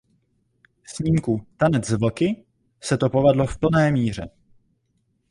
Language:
Czech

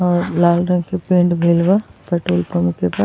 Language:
Bhojpuri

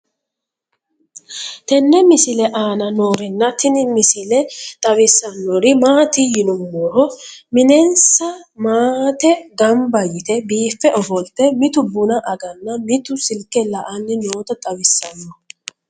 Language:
Sidamo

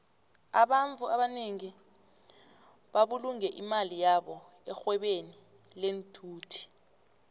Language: South Ndebele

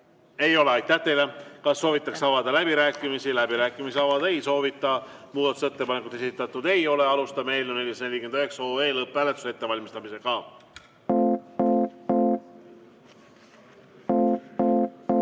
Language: Estonian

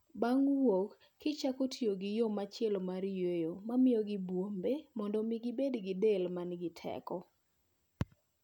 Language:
Luo (Kenya and Tanzania)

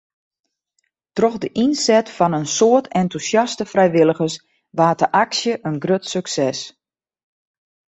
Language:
Western Frisian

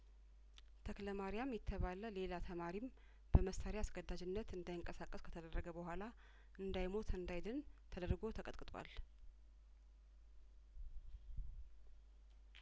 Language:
Amharic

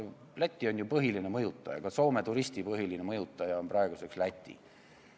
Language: Estonian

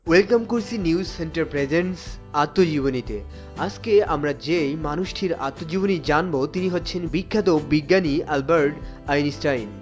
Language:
Bangla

